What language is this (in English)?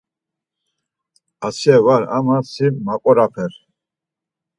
Laz